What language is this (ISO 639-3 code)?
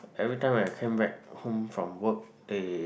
eng